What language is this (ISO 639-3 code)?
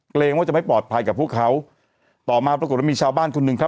tha